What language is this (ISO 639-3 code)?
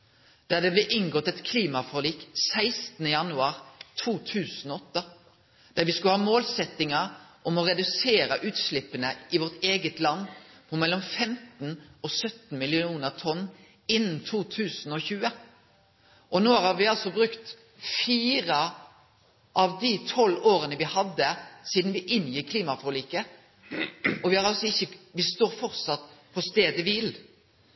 nno